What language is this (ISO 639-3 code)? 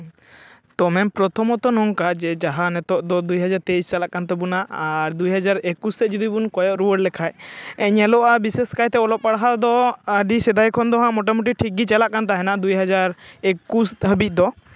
sat